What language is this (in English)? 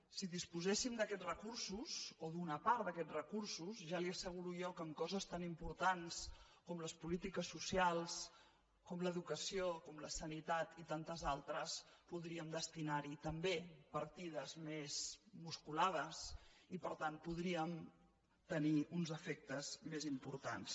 Catalan